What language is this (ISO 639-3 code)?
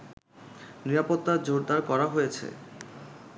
ben